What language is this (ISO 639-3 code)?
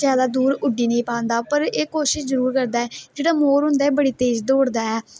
doi